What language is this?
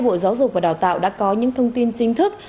Vietnamese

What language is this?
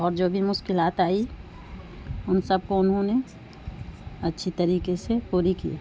Urdu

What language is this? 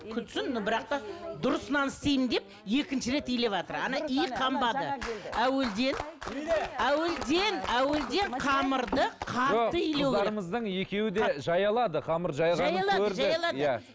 Kazakh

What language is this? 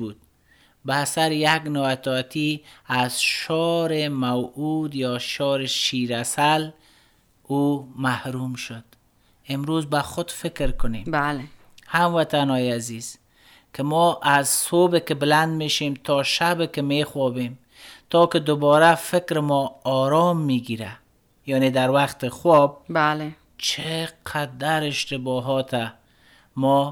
Persian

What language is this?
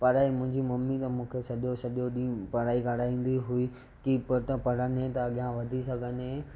Sindhi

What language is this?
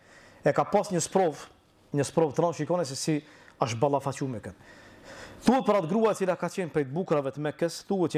Romanian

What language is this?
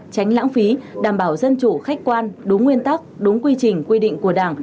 Vietnamese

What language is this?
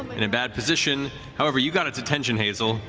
English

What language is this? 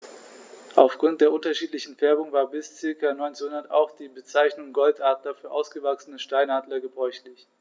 German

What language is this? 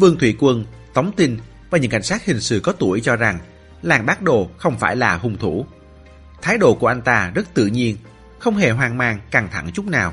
Vietnamese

